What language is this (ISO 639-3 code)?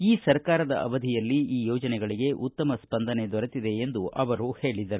kan